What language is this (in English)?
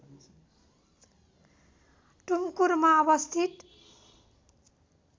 Nepali